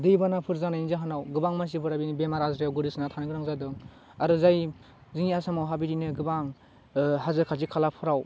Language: Bodo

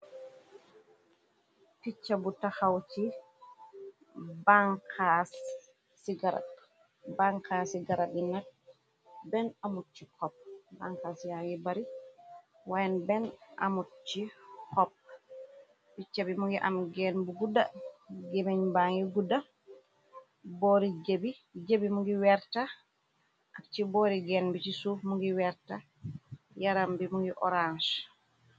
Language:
Wolof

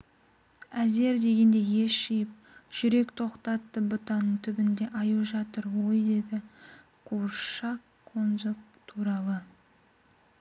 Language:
Kazakh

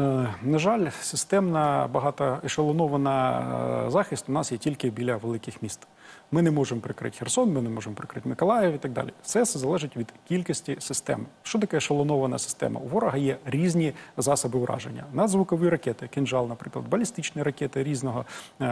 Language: Ukrainian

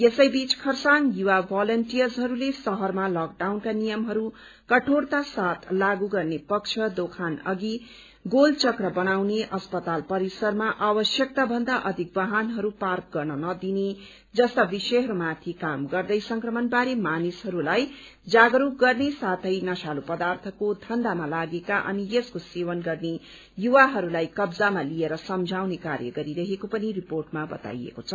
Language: Nepali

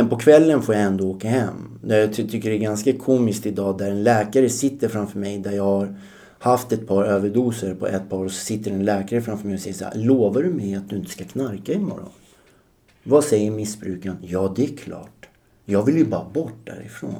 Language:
Swedish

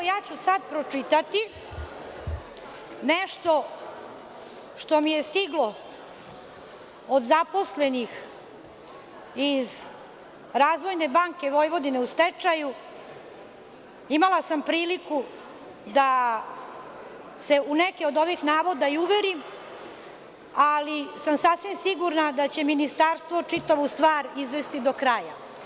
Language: Serbian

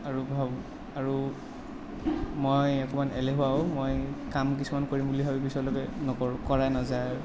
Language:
Assamese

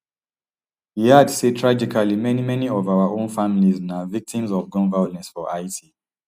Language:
Nigerian Pidgin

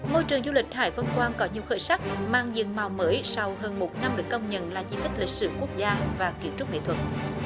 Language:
Vietnamese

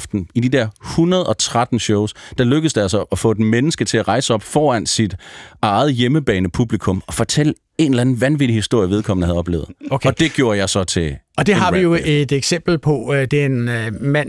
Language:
Danish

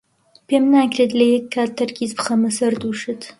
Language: Central Kurdish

